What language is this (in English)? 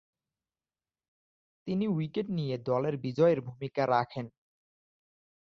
Bangla